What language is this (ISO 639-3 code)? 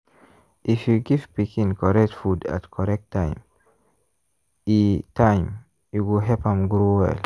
pcm